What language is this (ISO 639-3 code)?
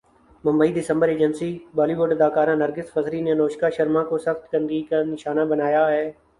urd